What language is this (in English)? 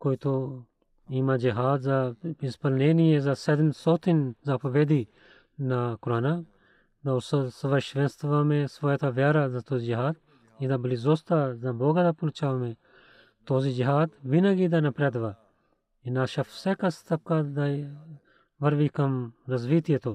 Bulgarian